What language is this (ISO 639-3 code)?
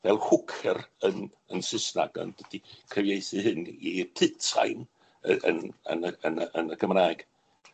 cym